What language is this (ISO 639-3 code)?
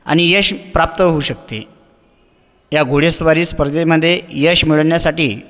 mar